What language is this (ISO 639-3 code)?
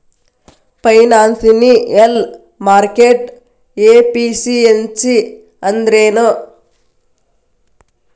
kan